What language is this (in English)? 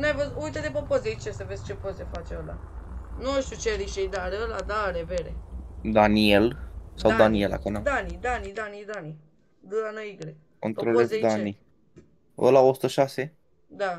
Romanian